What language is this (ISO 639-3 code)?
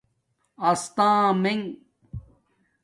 dmk